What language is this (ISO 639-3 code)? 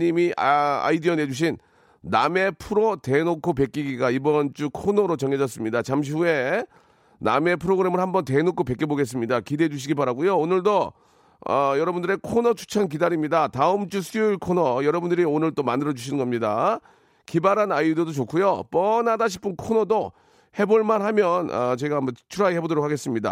kor